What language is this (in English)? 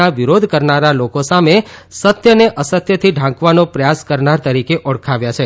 Gujarati